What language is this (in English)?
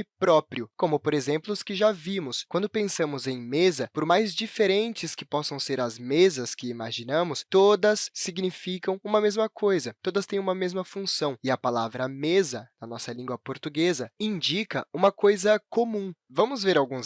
Portuguese